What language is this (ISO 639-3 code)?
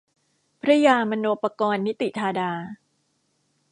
tha